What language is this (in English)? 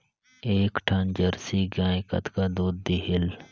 Chhattisgarhi